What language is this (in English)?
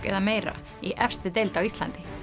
Icelandic